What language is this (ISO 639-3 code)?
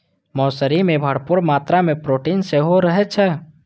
mai